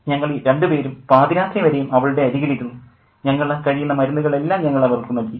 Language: Malayalam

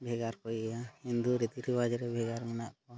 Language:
Santali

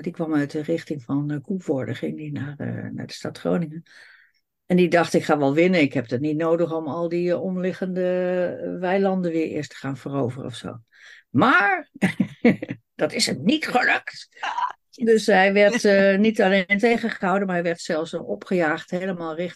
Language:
Dutch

